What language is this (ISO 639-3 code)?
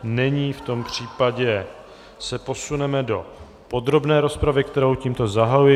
ces